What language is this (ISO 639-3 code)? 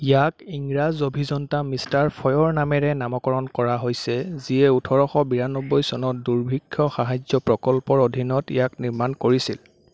asm